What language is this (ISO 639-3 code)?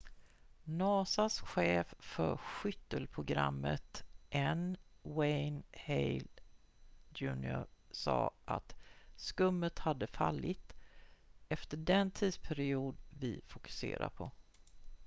swe